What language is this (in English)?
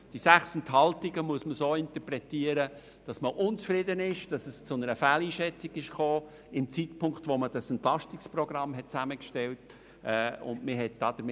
Swiss German